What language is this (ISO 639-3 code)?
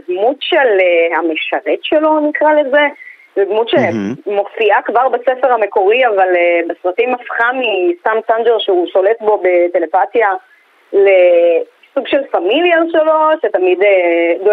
heb